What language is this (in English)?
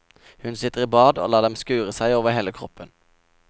Norwegian